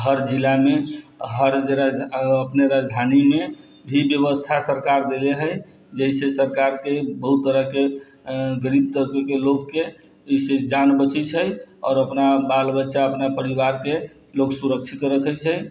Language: Maithili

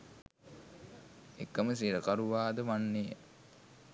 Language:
Sinhala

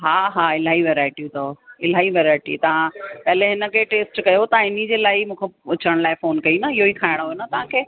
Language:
Sindhi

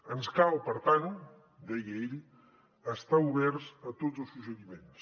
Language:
Catalan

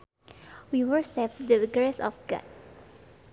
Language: Sundanese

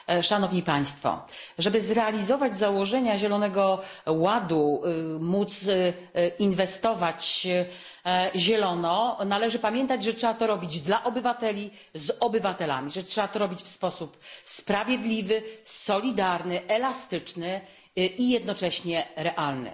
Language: Polish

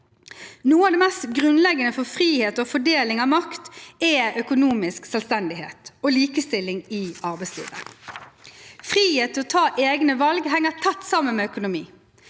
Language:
Norwegian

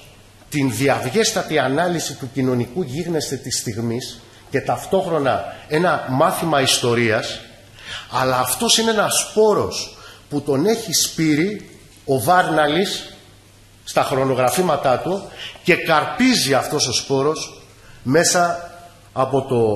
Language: Greek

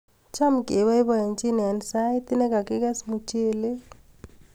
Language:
Kalenjin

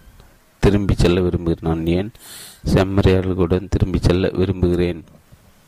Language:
Tamil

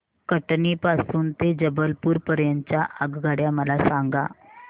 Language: Marathi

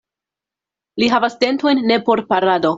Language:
Esperanto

